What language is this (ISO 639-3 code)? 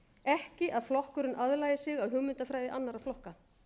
isl